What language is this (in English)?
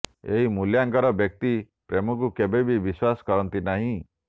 Odia